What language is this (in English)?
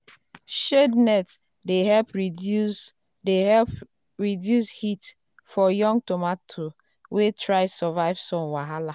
Nigerian Pidgin